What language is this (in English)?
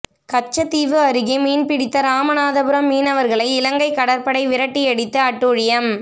Tamil